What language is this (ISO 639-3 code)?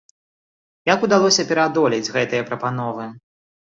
bel